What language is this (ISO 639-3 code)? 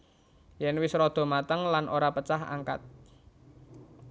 jav